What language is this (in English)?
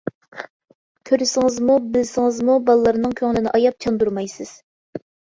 Uyghur